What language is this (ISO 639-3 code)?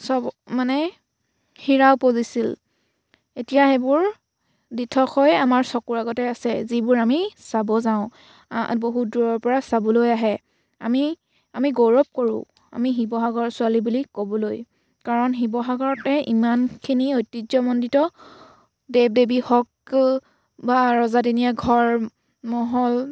asm